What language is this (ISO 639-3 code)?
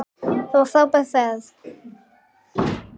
isl